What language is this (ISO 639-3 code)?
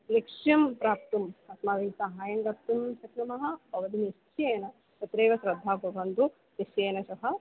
san